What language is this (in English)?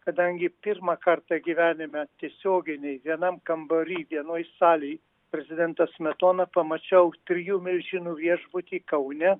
Lithuanian